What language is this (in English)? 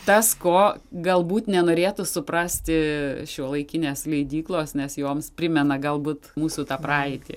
Lithuanian